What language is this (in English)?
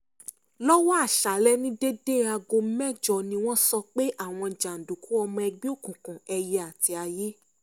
Yoruba